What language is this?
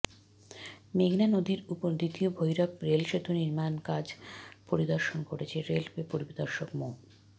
Bangla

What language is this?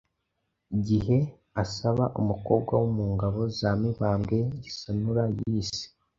Kinyarwanda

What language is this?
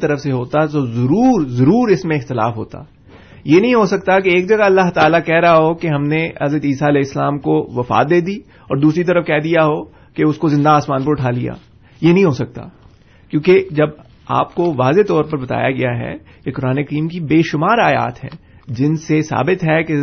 Urdu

